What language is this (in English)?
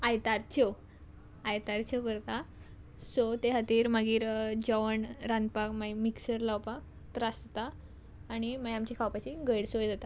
Konkani